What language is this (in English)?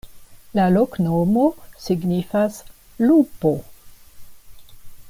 Esperanto